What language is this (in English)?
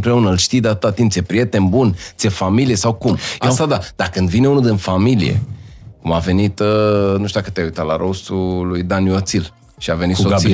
Romanian